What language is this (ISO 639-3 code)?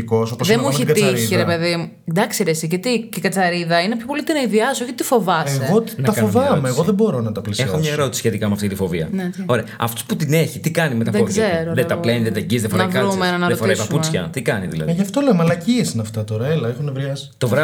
ell